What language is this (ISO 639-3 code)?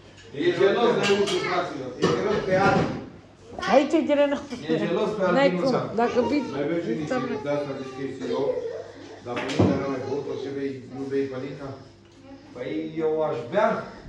ron